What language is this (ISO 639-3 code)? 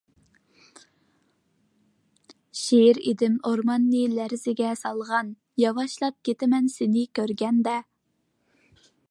uig